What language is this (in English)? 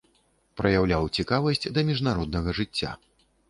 Belarusian